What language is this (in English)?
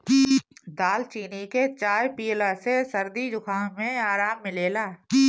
Bhojpuri